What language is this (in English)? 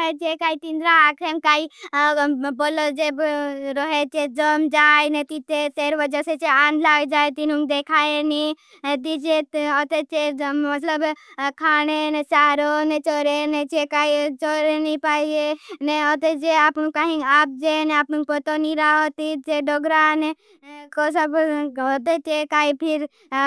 Bhili